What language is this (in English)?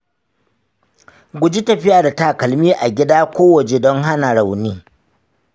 Hausa